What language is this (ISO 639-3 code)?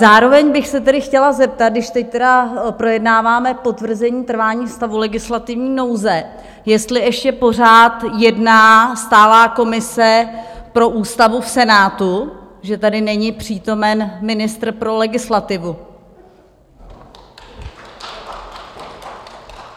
ces